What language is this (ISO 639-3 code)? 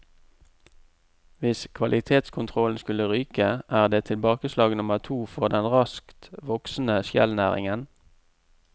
nor